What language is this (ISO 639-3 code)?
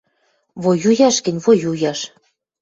mrj